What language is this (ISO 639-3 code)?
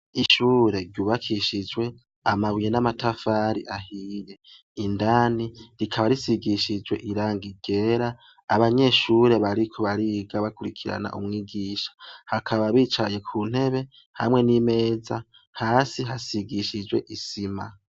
run